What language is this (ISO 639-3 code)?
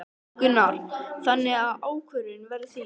isl